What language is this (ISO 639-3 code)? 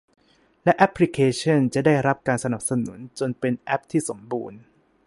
tha